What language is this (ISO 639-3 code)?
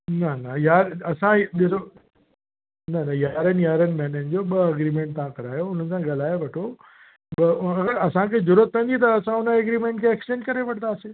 snd